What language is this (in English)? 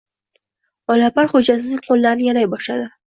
Uzbek